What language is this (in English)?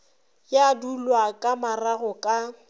Northern Sotho